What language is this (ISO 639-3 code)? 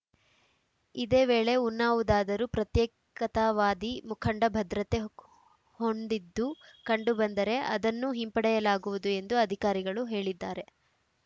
kan